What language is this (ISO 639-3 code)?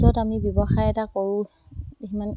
asm